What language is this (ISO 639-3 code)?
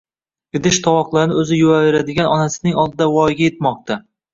uzb